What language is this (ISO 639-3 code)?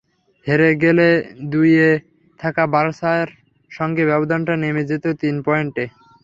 ben